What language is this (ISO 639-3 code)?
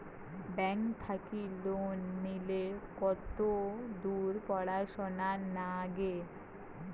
ben